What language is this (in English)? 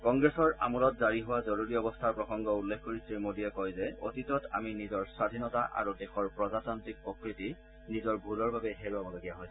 Assamese